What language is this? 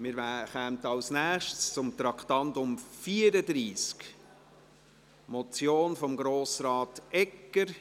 Swiss German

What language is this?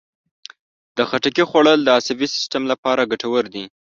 Pashto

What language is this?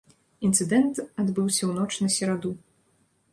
Belarusian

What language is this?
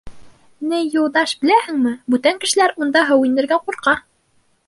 Bashkir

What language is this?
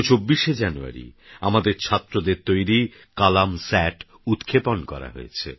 Bangla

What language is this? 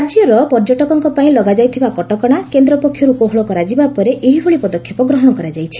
Odia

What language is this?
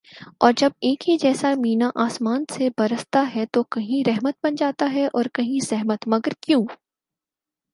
Urdu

